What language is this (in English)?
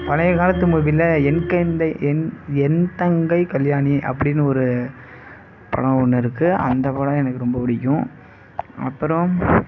Tamil